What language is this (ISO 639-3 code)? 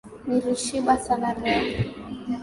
swa